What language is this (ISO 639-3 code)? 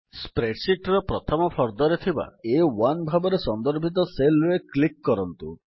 ori